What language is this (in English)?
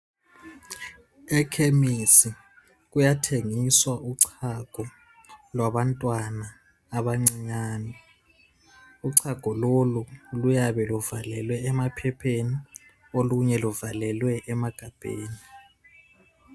North Ndebele